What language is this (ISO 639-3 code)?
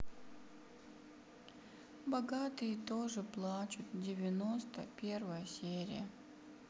rus